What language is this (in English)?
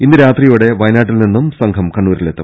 Malayalam